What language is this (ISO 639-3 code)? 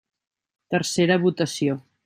cat